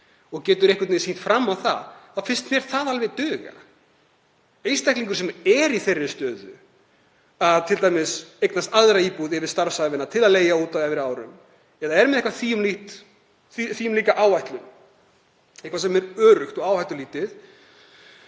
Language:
Icelandic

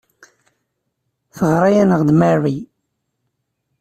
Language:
Kabyle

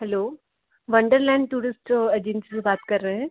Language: Hindi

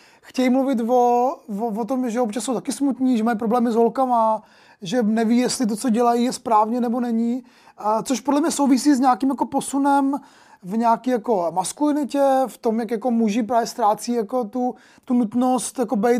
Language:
Czech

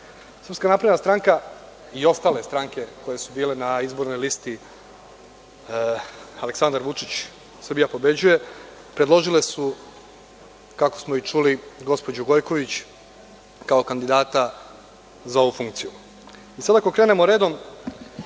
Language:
Serbian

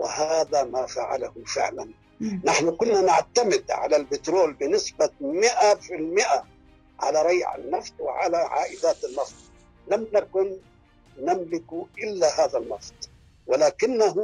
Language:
Arabic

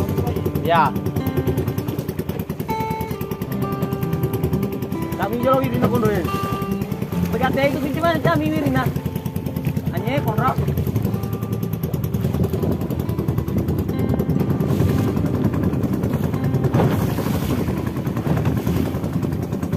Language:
Indonesian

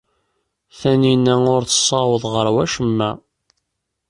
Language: Kabyle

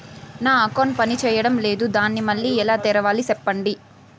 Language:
Telugu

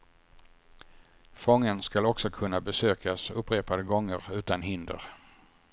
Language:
Swedish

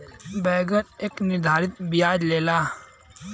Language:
Bhojpuri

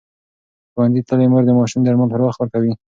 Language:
Pashto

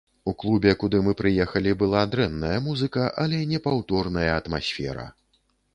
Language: Belarusian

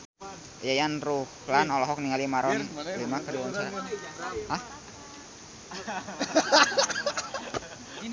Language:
Sundanese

